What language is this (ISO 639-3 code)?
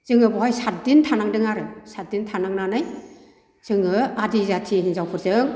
brx